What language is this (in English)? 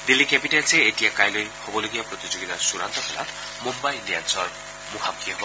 Assamese